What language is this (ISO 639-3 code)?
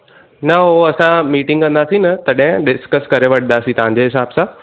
snd